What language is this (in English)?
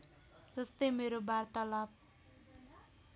Nepali